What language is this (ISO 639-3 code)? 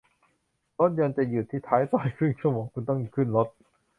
tha